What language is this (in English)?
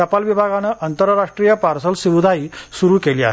Marathi